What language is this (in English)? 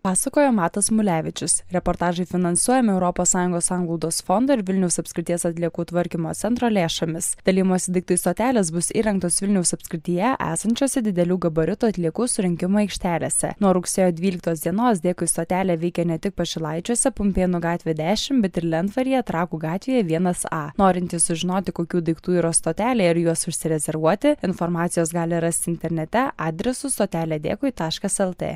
Lithuanian